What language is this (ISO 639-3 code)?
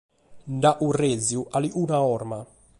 srd